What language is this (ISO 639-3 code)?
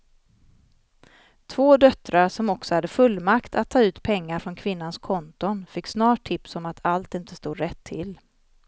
swe